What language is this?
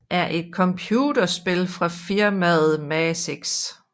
Danish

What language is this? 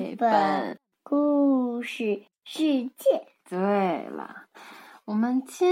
Chinese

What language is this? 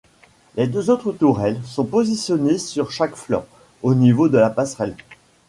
French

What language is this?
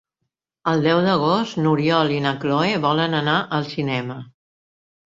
Catalan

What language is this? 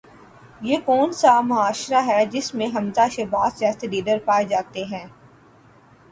Urdu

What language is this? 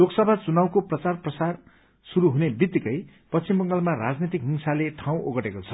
Nepali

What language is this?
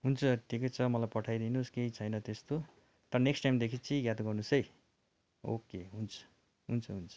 Nepali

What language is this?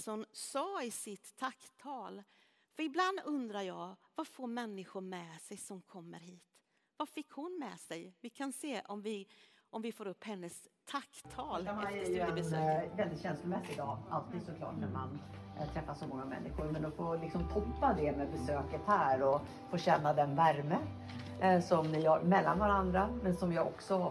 Swedish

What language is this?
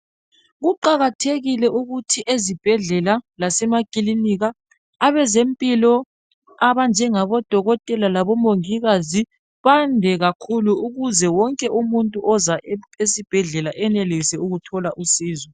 North Ndebele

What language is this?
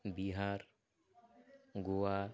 Odia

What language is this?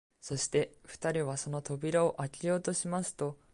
Japanese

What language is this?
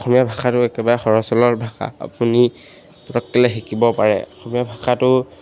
Assamese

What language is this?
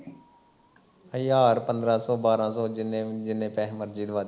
Punjabi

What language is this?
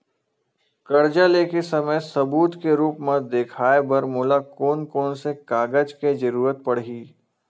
Chhattisgarhi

